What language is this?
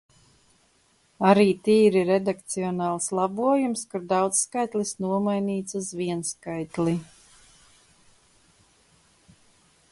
Latvian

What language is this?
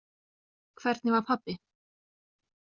Icelandic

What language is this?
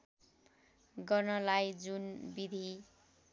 Nepali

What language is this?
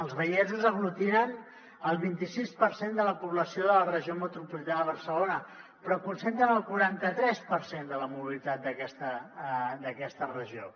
Catalan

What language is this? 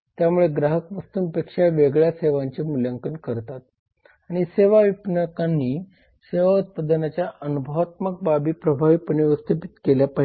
Marathi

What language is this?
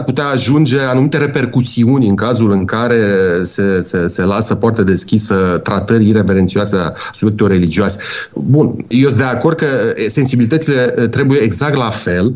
Romanian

